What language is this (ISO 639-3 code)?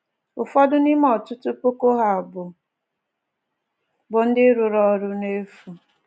ibo